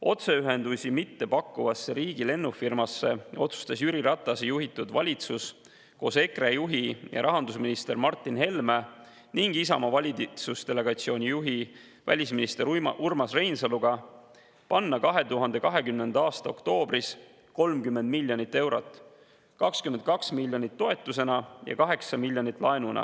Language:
Estonian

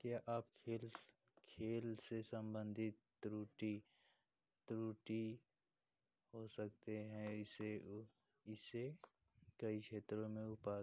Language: Hindi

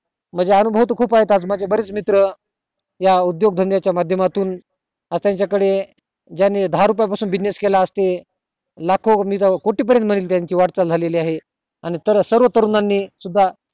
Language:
Marathi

